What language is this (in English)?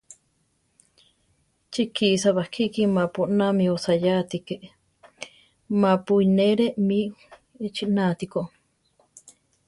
Central Tarahumara